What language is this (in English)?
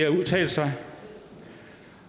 Danish